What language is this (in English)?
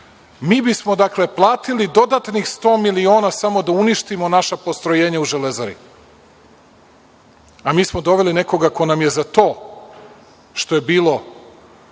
Serbian